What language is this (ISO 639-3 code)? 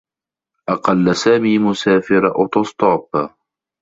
ara